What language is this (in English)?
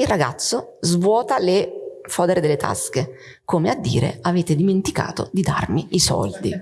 Italian